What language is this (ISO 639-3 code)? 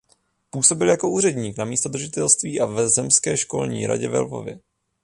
ces